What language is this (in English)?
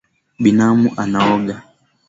Swahili